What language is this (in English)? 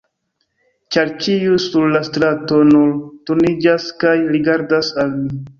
Esperanto